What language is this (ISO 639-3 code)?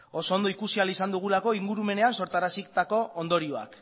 eus